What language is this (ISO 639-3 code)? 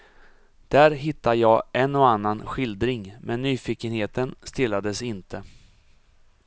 swe